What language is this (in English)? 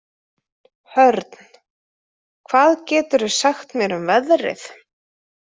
Icelandic